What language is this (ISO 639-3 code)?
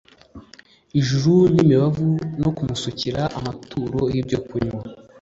kin